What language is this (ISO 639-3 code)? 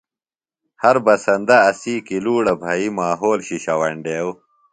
phl